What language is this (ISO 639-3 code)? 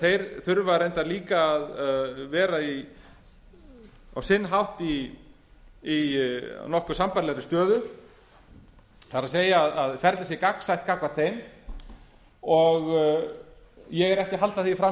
isl